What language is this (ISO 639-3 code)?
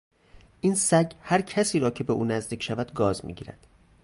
fas